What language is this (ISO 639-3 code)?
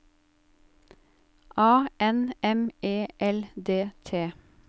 nor